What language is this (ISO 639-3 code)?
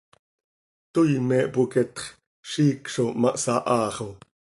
sei